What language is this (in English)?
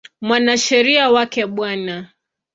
Swahili